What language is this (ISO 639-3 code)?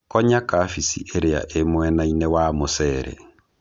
kik